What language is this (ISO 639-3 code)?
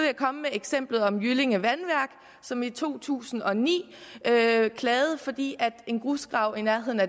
dan